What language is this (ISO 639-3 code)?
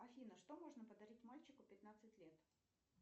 rus